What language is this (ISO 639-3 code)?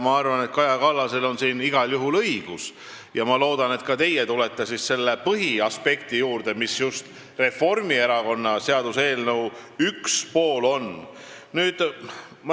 est